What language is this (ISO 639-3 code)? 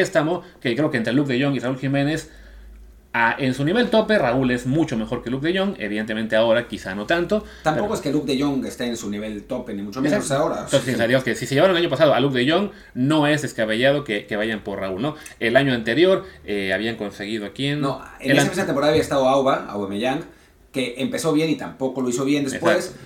spa